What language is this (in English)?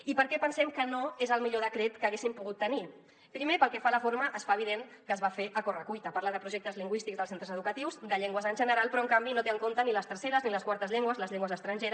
Catalan